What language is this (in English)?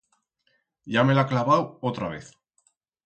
Aragonese